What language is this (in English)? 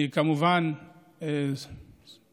Hebrew